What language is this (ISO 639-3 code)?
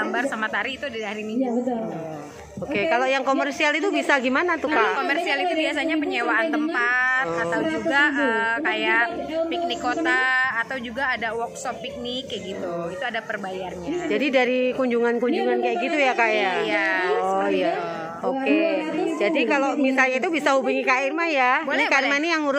ind